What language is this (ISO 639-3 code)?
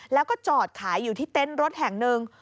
tha